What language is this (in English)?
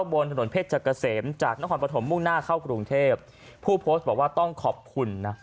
Thai